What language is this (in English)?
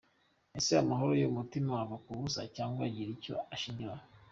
Kinyarwanda